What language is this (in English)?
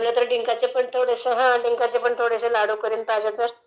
Marathi